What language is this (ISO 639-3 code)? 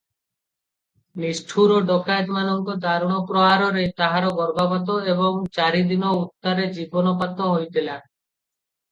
ori